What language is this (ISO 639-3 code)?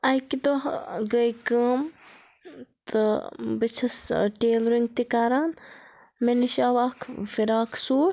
kas